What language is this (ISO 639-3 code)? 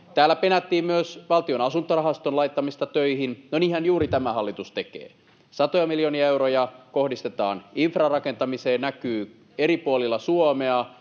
fin